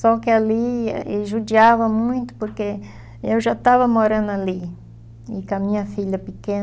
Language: Portuguese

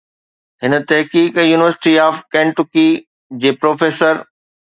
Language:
Sindhi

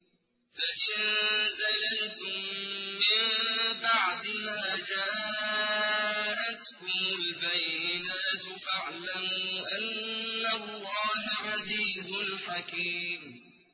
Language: Arabic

